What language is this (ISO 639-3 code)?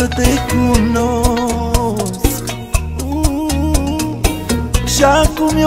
ron